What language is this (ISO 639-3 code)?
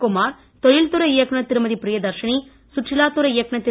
tam